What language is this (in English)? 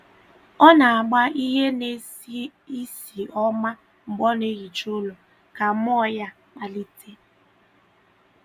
Igbo